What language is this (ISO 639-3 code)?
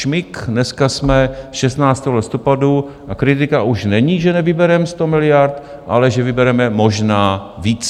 ces